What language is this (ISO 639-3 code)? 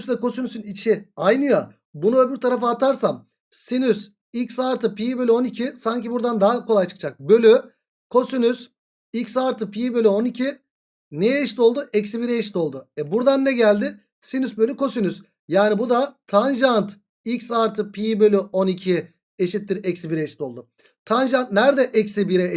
tur